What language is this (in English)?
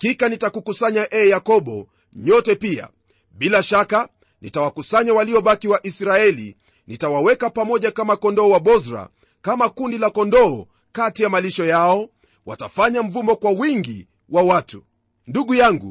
Swahili